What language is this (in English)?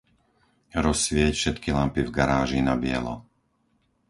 Slovak